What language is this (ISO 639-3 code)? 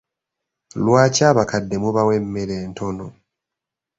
lug